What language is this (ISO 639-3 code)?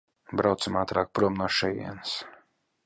lav